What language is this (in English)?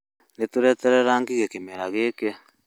Kikuyu